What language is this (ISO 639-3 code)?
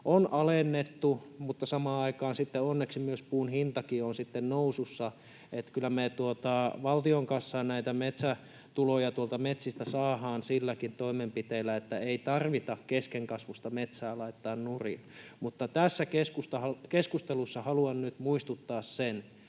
fin